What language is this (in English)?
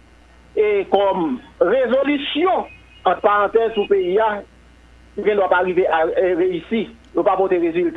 French